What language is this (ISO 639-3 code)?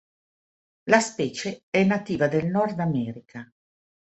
ita